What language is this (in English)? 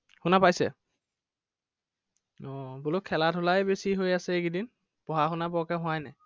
Assamese